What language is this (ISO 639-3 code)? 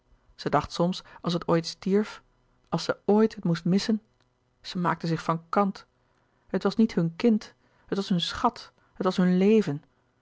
nld